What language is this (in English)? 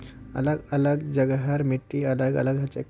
Magahi